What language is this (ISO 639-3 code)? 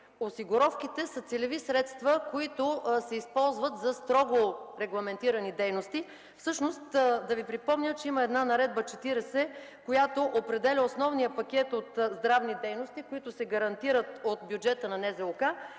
bul